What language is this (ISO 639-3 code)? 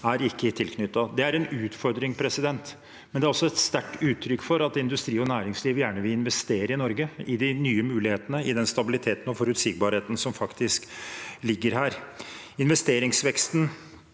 nor